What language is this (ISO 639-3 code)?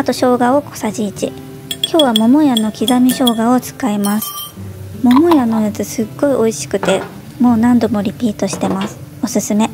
jpn